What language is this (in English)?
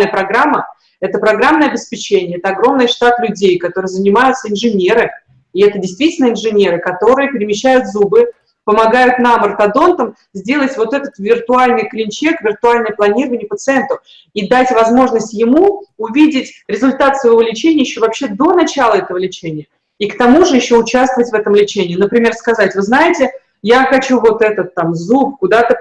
Russian